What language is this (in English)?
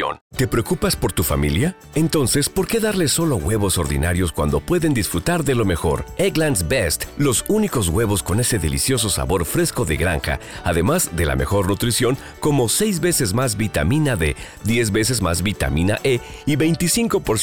Spanish